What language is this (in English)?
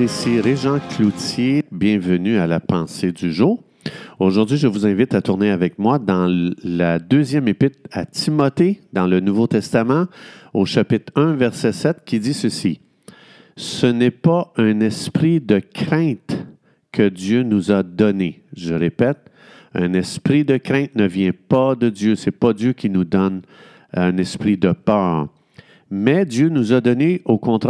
French